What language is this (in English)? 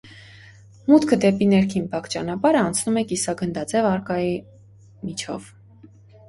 Armenian